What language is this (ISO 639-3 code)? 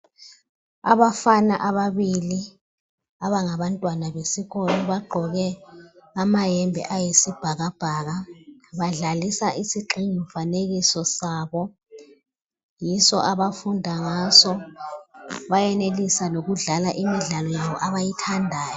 nde